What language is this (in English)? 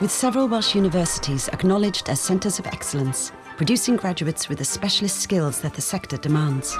English